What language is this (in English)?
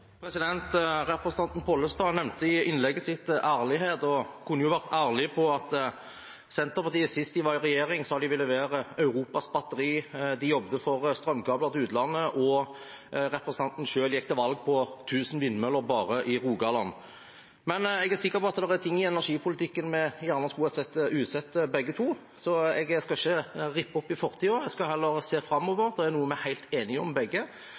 Norwegian